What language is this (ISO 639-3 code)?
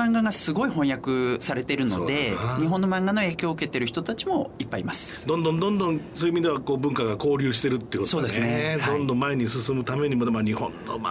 jpn